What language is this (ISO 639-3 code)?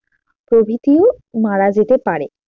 ben